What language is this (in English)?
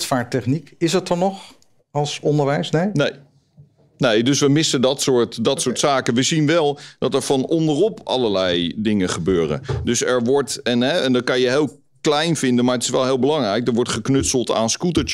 Dutch